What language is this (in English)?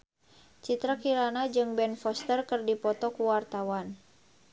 Sundanese